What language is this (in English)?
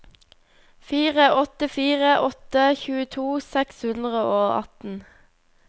Norwegian